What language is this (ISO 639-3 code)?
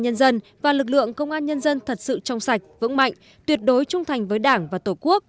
vie